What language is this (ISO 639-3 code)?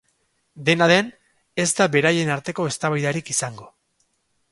eus